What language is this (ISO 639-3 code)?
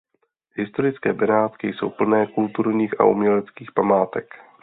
ces